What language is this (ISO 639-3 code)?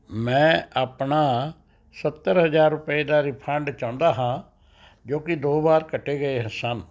pan